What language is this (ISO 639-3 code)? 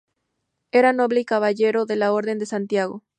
spa